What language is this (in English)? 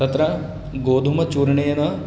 Sanskrit